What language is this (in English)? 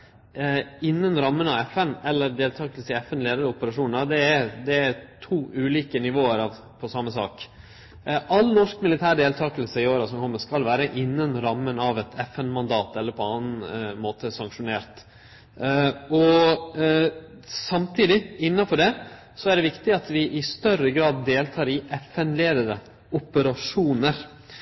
Norwegian Nynorsk